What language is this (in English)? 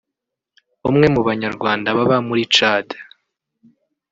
Kinyarwanda